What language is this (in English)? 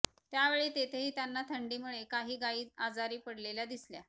Marathi